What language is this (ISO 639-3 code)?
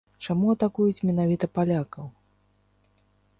bel